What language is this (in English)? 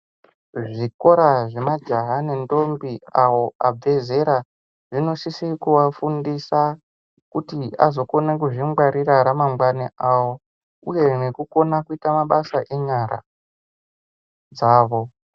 Ndau